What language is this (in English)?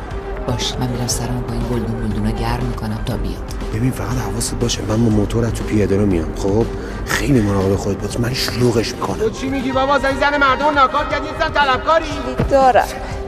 Persian